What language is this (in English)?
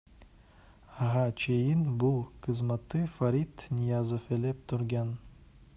Kyrgyz